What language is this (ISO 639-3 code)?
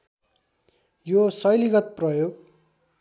nep